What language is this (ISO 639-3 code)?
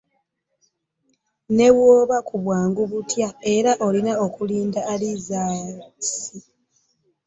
lug